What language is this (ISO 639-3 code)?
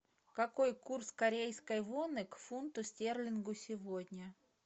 rus